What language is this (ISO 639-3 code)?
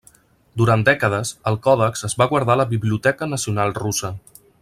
cat